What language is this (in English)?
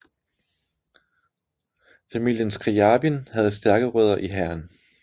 Danish